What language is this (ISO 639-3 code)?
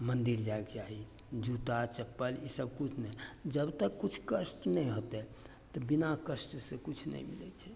mai